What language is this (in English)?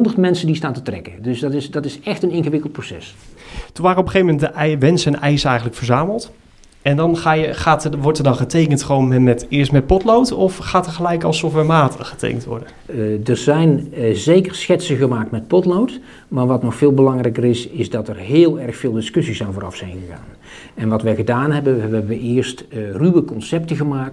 Dutch